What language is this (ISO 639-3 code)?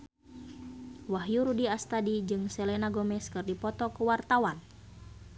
sun